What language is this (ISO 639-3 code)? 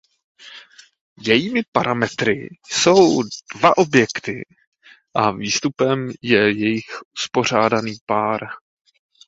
ces